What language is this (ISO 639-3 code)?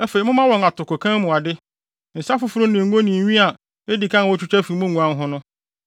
aka